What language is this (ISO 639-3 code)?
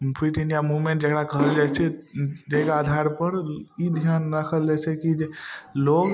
mai